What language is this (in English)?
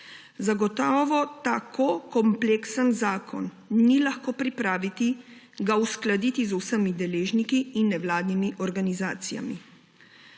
Slovenian